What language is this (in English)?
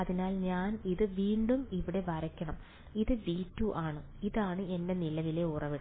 Malayalam